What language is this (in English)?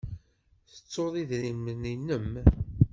Kabyle